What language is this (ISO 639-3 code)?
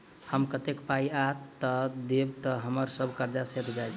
mai